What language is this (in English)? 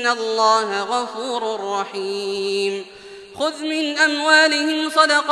Arabic